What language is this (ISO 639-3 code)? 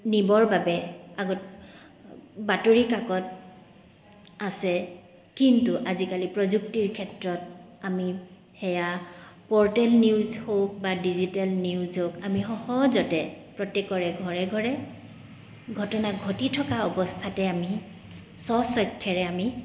asm